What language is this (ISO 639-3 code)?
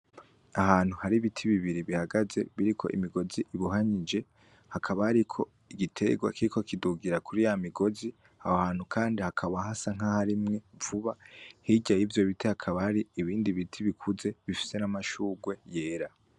run